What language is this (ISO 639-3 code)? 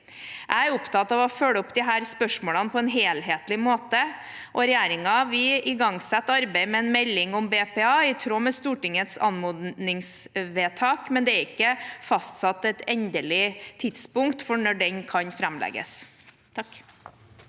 nor